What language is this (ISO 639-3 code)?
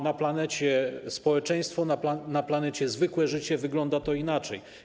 pol